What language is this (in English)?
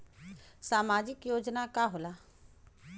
Bhojpuri